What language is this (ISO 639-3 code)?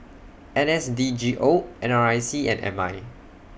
eng